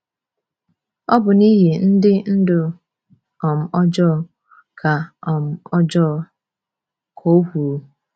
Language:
Igbo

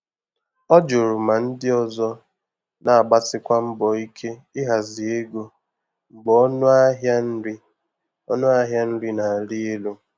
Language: Igbo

